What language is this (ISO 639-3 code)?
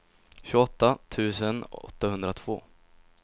swe